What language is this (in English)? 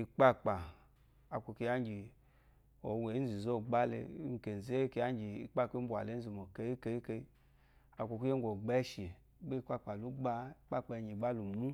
Eloyi